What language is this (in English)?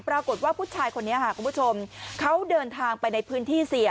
Thai